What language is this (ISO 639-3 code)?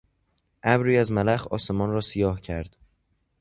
fas